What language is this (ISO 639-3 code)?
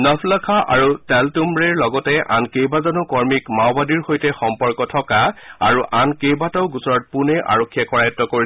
asm